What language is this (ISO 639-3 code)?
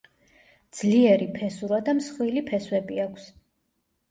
kat